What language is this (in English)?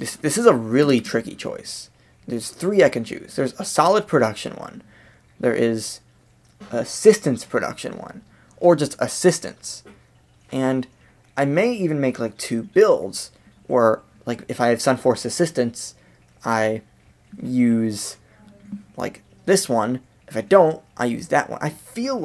English